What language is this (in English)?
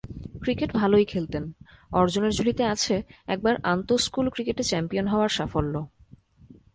Bangla